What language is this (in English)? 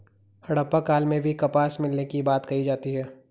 Hindi